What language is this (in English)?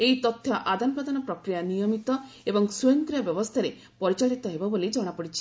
Odia